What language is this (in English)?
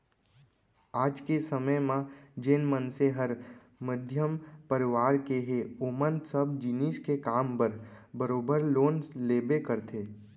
Chhattisgarhi